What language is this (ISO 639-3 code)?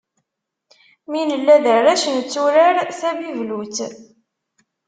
kab